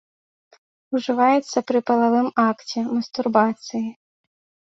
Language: Belarusian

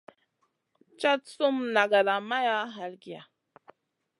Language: Masana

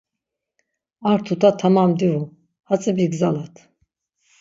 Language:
Laz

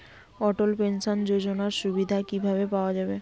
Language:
Bangla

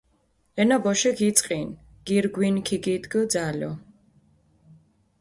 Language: Mingrelian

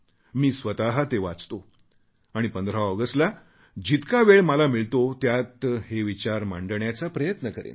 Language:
Marathi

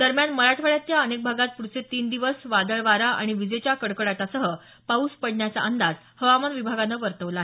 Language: Marathi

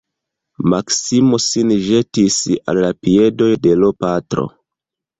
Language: Esperanto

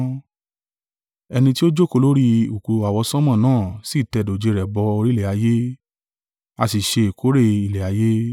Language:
Yoruba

